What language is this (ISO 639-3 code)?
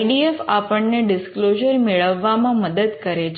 guj